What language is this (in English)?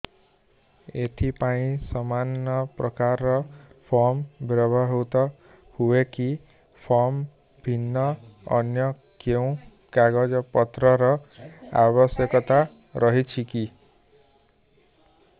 Odia